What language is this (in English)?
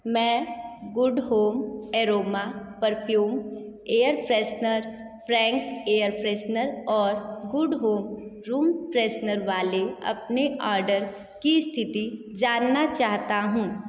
Hindi